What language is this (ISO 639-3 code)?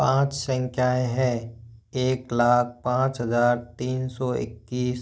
hin